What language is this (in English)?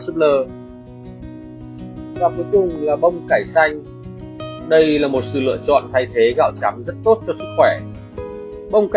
Vietnamese